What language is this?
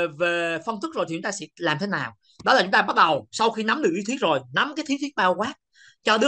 Vietnamese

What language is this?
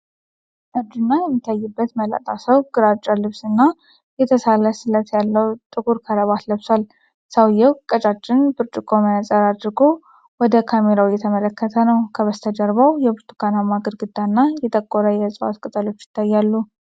Amharic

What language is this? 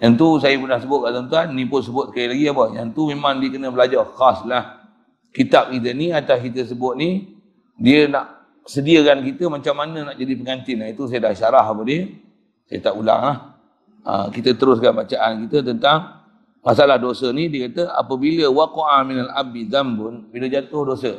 Malay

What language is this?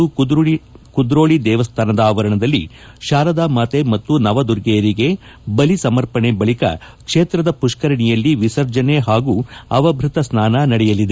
Kannada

